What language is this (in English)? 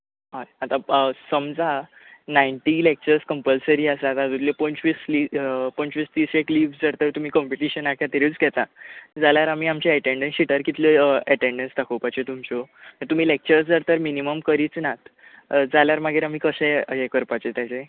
Konkani